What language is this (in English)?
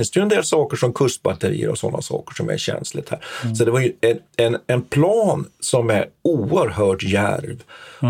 Swedish